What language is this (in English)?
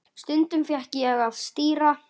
Icelandic